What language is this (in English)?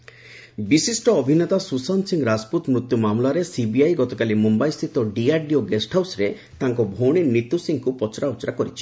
Odia